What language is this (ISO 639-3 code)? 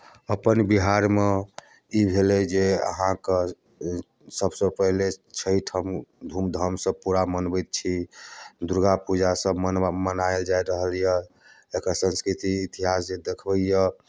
mai